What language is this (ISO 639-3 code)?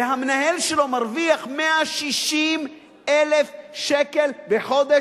heb